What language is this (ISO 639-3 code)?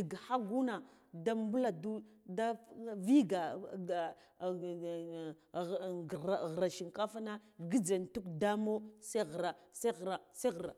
gdf